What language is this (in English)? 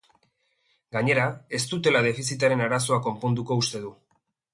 Basque